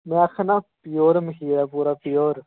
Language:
Dogri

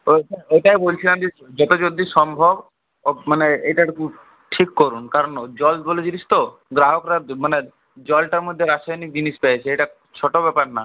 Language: Bangla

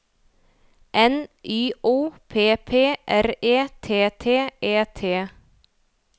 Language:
Norwegian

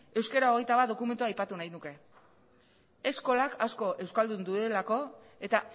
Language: Basque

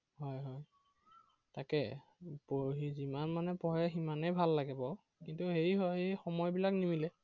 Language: Assamese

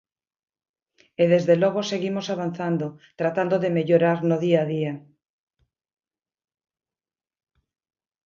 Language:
Galician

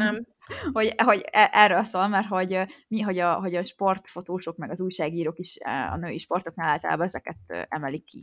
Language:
Hungarian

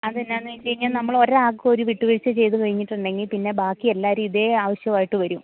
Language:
Malayalam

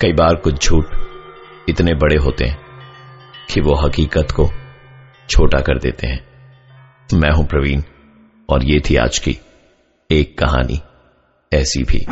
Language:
Hindi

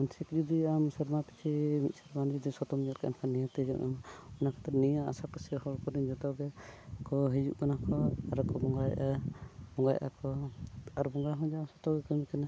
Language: Santali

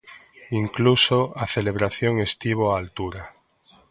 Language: Galician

